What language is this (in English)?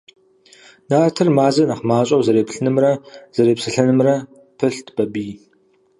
Kabardian